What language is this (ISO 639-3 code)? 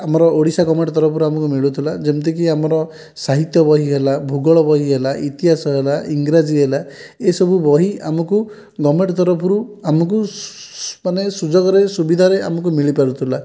ori